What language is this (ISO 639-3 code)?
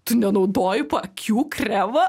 lit